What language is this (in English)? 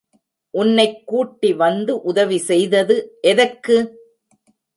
Tamil